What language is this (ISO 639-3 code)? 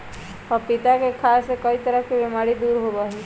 mag